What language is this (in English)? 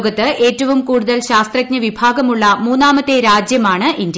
Malayalam